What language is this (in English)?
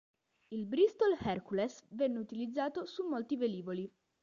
Italian